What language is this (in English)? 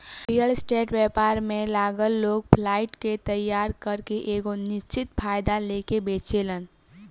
Bhojpuri